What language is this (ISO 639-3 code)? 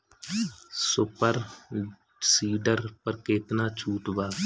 bho